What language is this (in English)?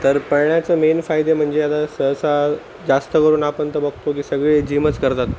Marathi